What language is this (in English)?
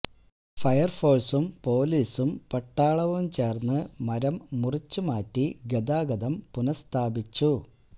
Malayalam